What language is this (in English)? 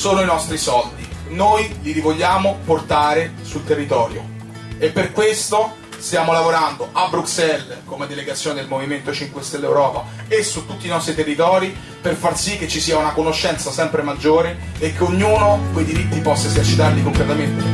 Italian